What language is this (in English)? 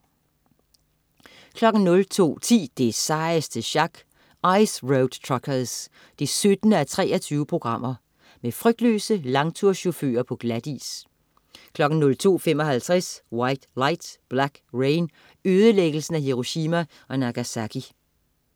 Danish